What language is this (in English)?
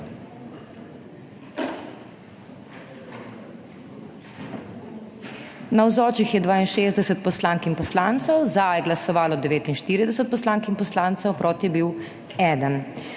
Slovenian